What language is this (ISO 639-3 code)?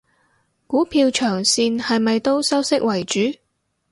yue